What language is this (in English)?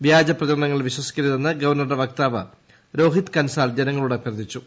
Malayalam